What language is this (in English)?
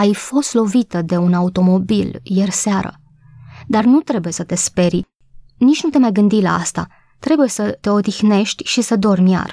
Romanian